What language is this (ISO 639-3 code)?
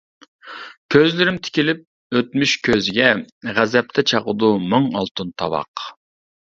uig